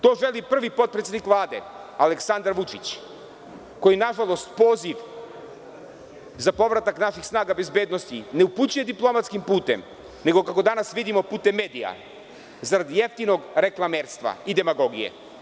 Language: Serbian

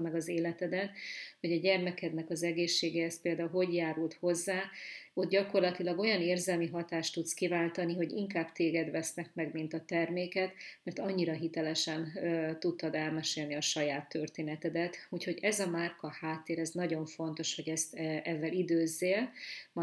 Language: Hungarian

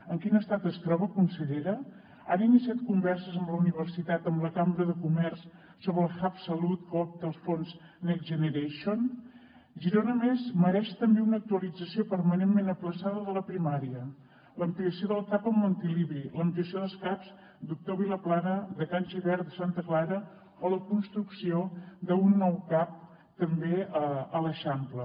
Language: Catalan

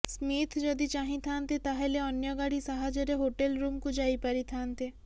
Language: Odia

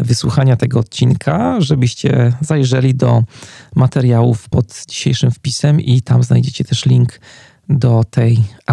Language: Polish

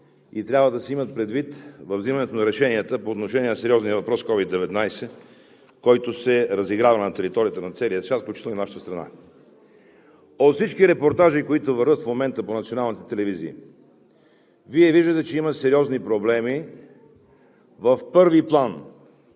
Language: Bulgarian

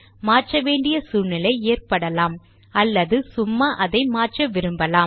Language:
Tamil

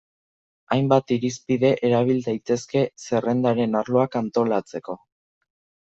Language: Basque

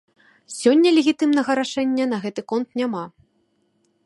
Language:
Belarusian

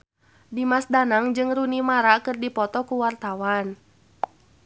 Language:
Sundanese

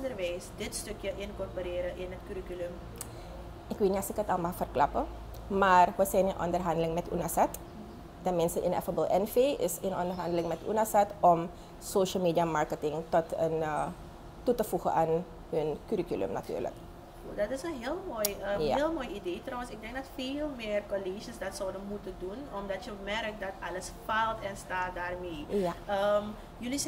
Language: Dutch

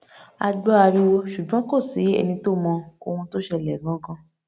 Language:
Yoruba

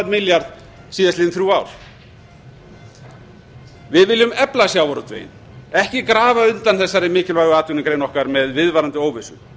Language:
Icelandic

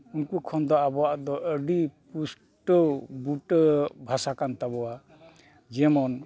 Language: Santali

